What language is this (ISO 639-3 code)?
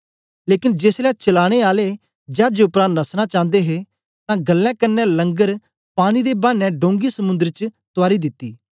doi